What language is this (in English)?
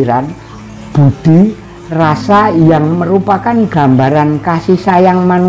Indonesian